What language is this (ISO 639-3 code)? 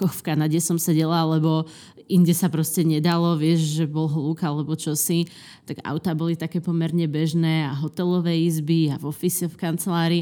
slk